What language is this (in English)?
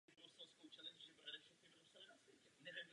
Czech